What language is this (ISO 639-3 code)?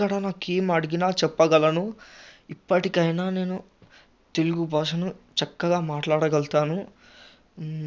tel